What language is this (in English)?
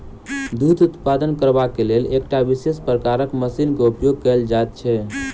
Maithili